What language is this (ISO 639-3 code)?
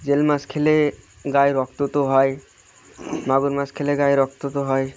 ben